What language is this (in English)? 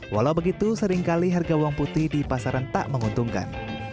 Indonesian